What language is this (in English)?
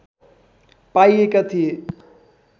Nepali